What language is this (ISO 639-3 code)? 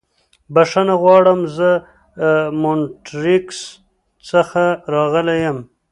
pus